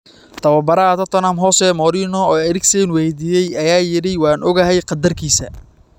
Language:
Somali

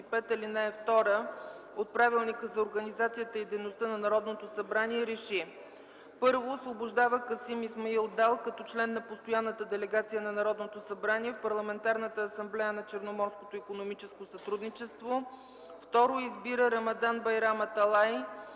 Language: Bulgarian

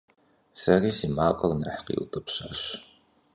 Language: Kabardian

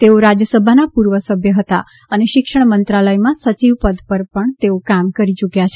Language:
Gujarati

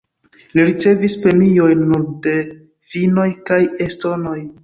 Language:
Esperanto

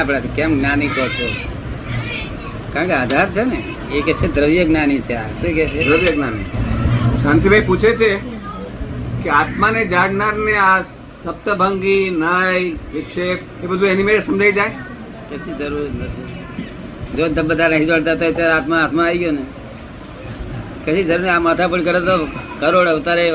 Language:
Gujarati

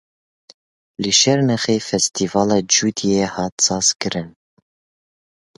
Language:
Kurdish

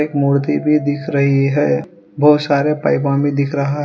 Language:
Hindi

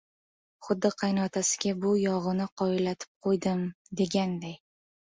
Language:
Uzbek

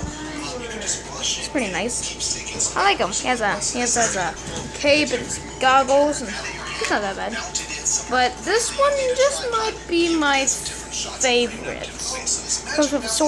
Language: English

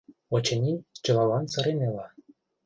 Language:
Mari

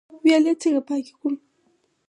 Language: Pashto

